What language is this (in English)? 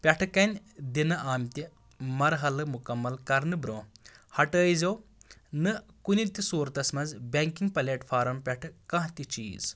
Kashmiri